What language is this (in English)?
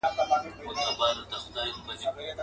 Pashto